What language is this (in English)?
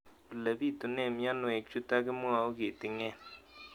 Kalenjin